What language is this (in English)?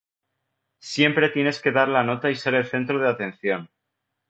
Spanish